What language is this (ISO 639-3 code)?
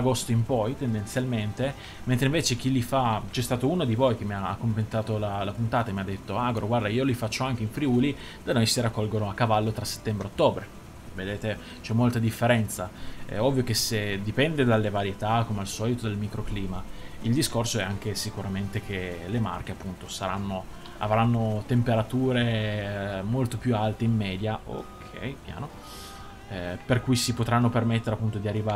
ita